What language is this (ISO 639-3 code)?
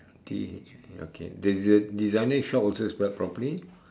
eng